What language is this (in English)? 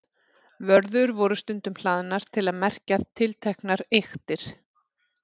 Icelandic